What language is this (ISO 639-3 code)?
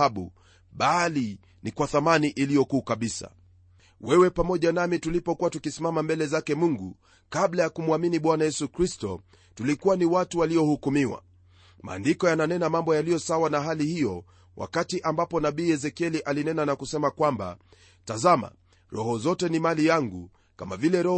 swa